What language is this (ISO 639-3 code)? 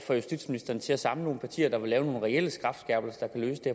dan